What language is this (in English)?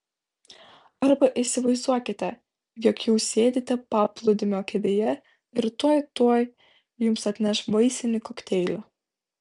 Lithuanian